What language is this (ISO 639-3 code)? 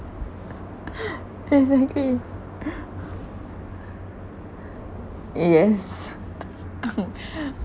eng